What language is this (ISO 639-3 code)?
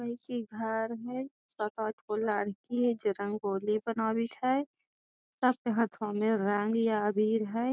mag